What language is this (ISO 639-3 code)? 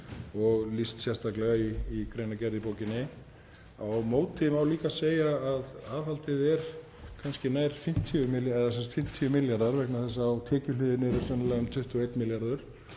isl